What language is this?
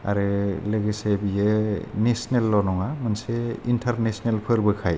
Bodo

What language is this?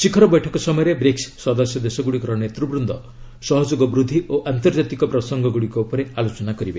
Odia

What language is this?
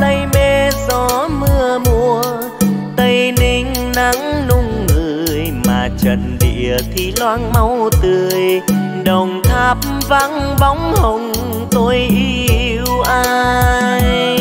Vietnamese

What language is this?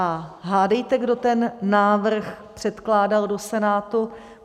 Czech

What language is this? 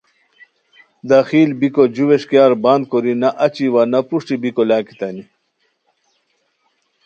Khowar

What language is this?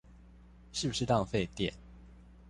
Chinese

